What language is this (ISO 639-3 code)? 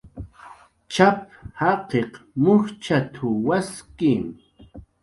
jqr